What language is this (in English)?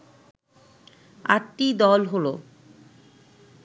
Bangla